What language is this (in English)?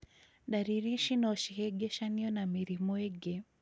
Kikuyu